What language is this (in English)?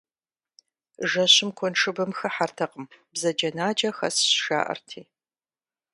Kabardian